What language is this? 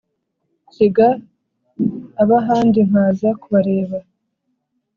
Kinyarwanda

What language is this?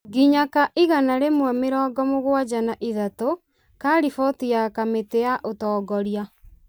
Kikuyu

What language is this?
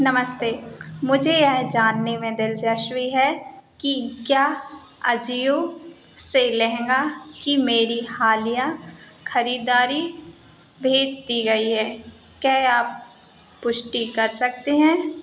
Hindi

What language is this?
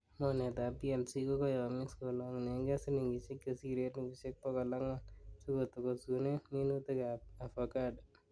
Kalenjin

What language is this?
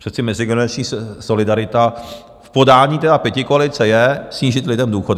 Czech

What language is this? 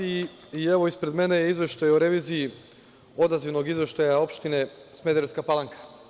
Serbian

